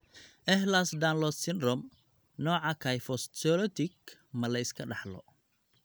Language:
Somali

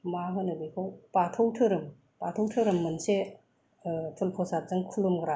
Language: Bodo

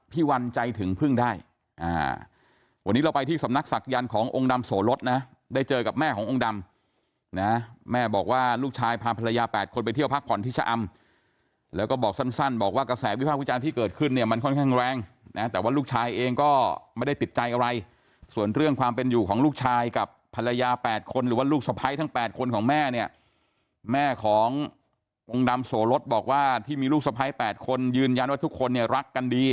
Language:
Thai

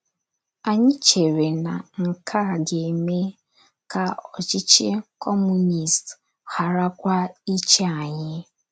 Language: Igbo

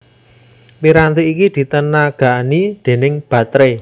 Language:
Javanese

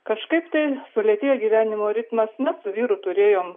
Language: Lithuanian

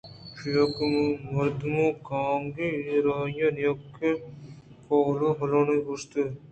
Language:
Eastern Balochi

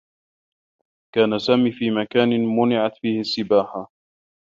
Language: Arabic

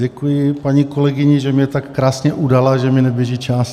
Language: Czech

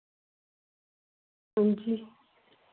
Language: Dogri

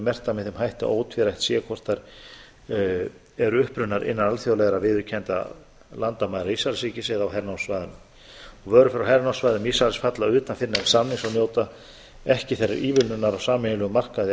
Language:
Icelandic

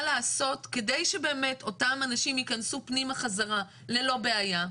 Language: Hebrew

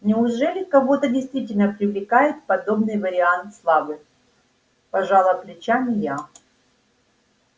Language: Russian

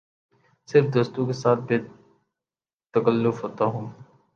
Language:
Urdu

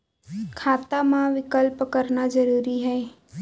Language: Chhattisgarhi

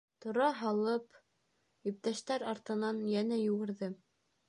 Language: Bashkir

